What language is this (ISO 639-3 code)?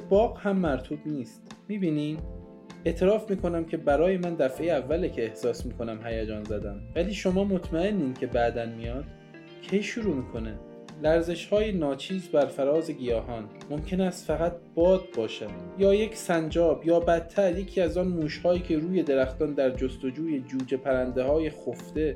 fas